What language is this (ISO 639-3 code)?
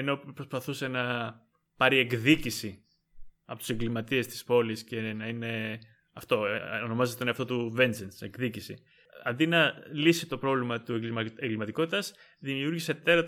ell